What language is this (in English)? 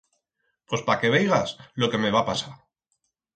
Aragonese